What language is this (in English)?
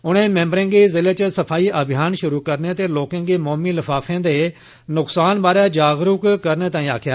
Dogri